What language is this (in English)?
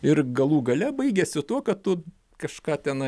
Lithuanian